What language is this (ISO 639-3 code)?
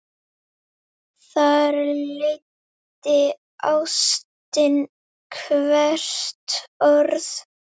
isl